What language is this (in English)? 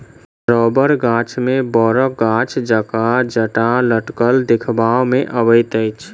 Maithili